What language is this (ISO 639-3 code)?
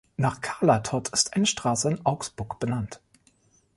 deu